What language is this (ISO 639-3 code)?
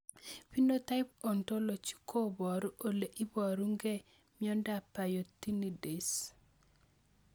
kln